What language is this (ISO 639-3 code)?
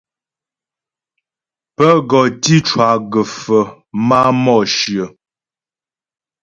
bbj